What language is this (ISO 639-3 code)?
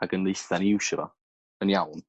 cym